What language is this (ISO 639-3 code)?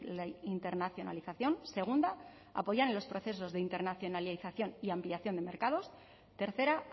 spa